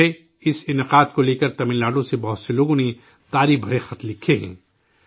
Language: Urdu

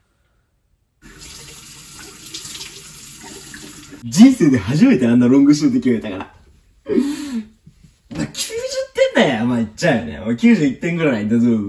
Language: Japanese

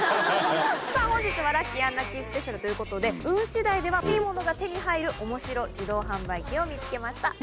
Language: Japanese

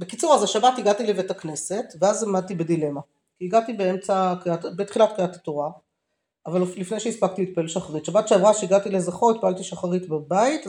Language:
Hebrew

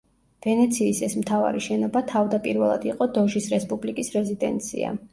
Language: Georgian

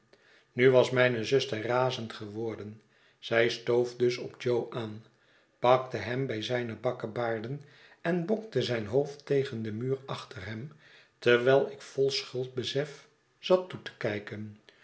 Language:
Dutch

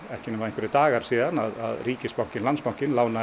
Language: Icelandic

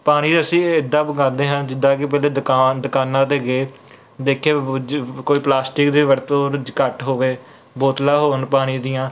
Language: Punjabi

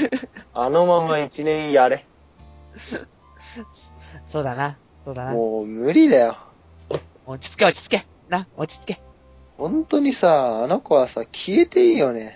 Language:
Japanese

